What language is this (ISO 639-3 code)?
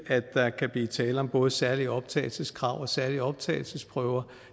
dan